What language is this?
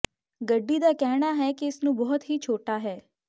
Punjabi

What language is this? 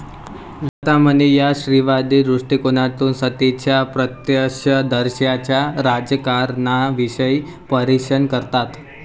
Marathi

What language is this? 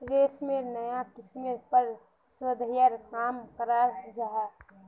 Magahi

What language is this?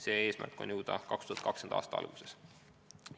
Estonian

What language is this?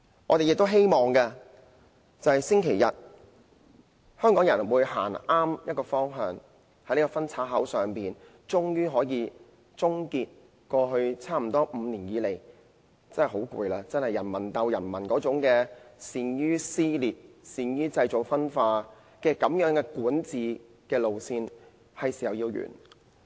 Cantonese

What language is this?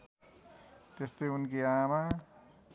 Nepali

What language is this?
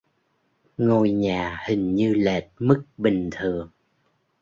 Vietnamese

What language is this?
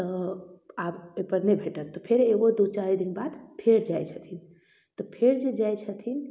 Maithili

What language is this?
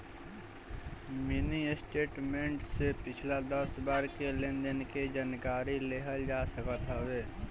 Bhojpuri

